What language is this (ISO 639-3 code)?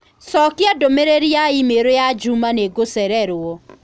kik